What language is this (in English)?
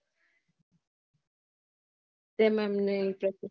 Gujarati